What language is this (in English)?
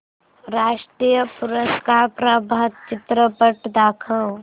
Marathi